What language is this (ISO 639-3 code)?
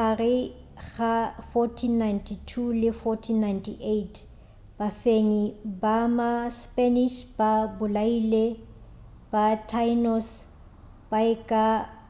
nso